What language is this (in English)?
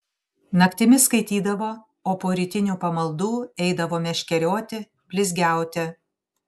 Lithuanian